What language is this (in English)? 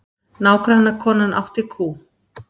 Icelandic